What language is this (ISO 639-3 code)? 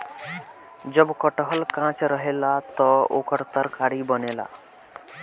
bho